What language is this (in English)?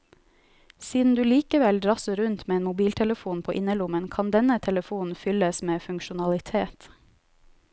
Norwegian